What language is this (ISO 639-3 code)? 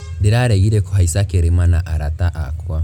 kik